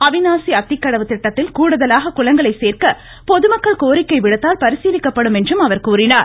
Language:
Tamil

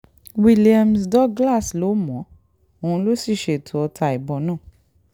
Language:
Yoruba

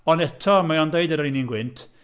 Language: Welsh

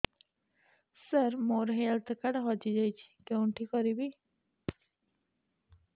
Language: Odia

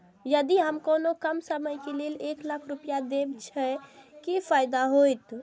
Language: Maithili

